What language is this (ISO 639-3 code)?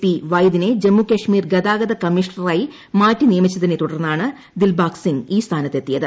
mal